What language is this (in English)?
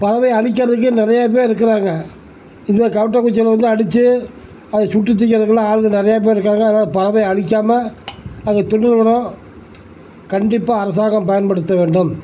Tamil